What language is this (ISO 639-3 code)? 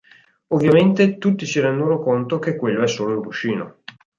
ita